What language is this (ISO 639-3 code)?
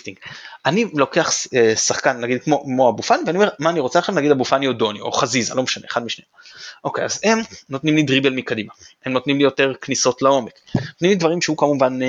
heb